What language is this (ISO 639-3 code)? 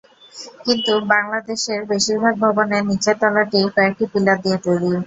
ben